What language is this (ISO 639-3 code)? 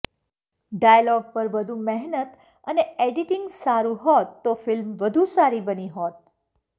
guj